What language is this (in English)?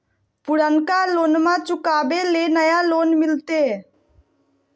Magahi